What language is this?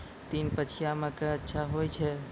Maithili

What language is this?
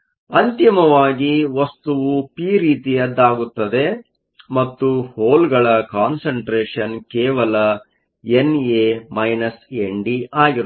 Kannada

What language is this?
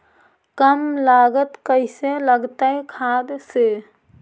Magahi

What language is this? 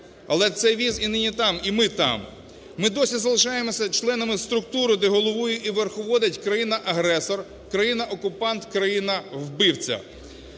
Ukrainian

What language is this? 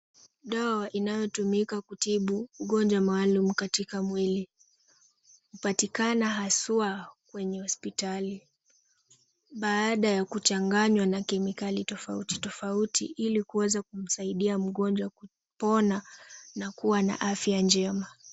Swahili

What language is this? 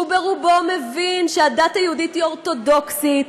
Hebrew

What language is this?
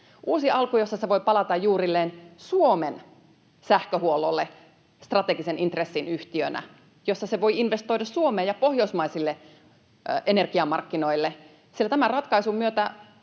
Finnish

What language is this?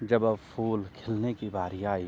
Urdu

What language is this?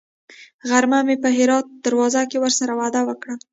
Pashto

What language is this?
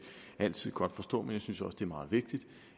Danish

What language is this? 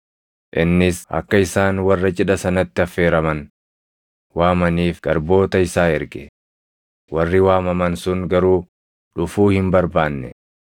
Oromo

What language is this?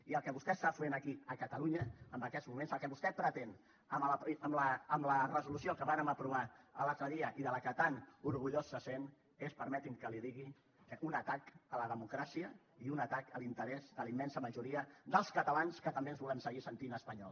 Catalan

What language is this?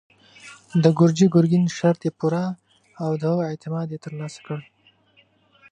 Pashto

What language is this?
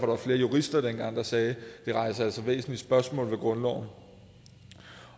Danish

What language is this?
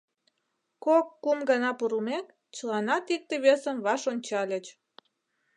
Mari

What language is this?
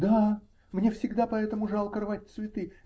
Russian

